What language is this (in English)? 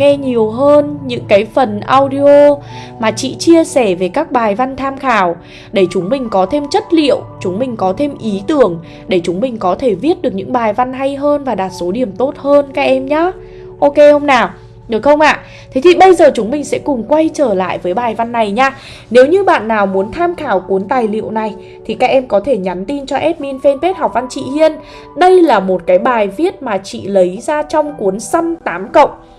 Vietnamese